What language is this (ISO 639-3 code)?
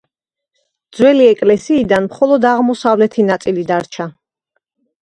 kat